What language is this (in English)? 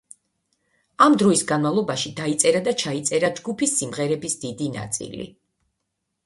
Georgian